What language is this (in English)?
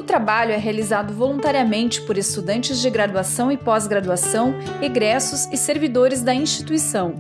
Portuguese